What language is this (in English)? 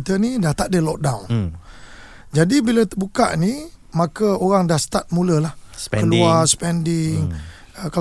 Malay